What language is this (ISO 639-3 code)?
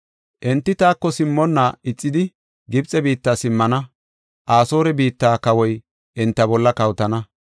gof